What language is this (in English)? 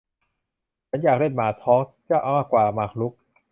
Thai